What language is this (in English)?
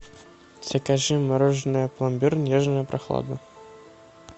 Russian